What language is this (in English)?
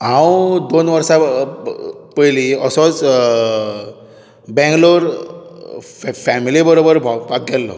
Konkani